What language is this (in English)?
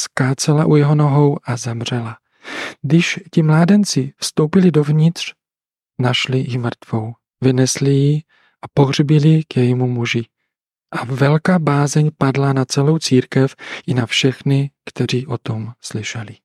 Czech